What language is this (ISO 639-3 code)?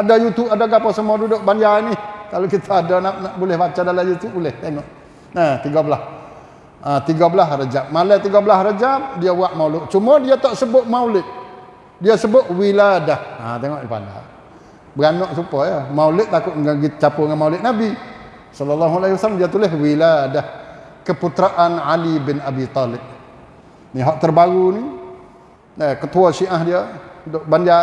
msa